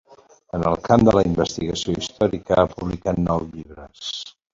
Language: Catalan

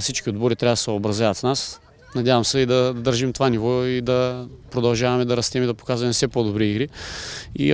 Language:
Bulgarian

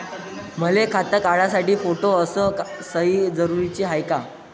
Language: Marathi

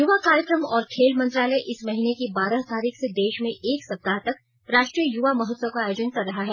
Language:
Hindi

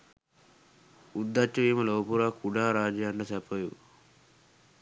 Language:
Sinhala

